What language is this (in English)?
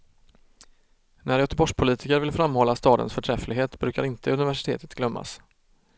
Swedish